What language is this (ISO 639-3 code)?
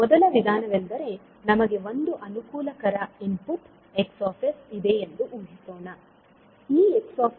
kan